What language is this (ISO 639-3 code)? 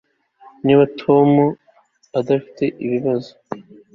kin